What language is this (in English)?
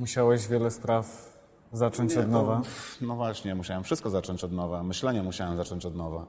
Polish